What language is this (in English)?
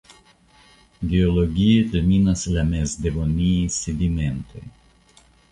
Esperanto